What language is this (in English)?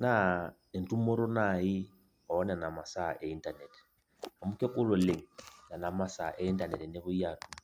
Masai